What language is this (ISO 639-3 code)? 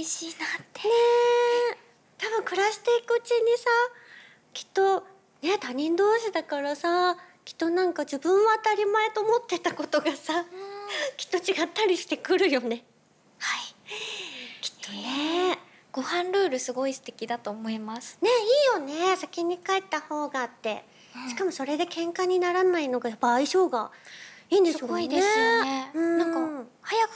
jpn